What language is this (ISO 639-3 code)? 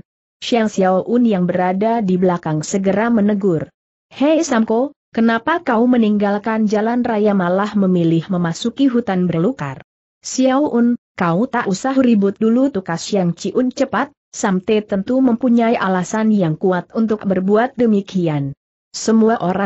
ind